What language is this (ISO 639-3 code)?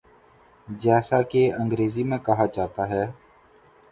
urd